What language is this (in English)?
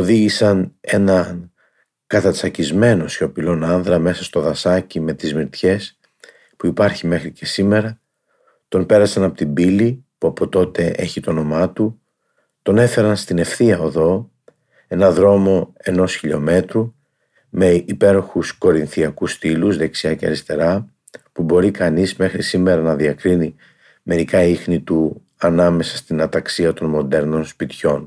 Greek